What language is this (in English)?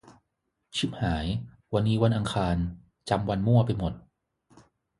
Thai